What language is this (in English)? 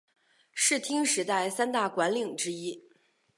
Chinese